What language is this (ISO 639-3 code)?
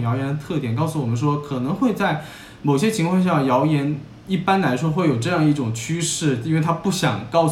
zho